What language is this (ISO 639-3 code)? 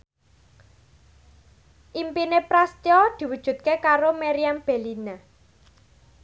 jav